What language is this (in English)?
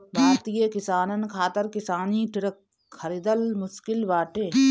Bhojpuri